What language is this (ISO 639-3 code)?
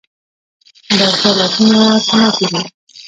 pus